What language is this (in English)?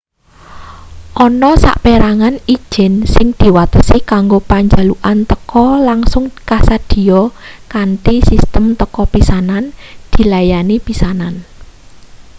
Javanese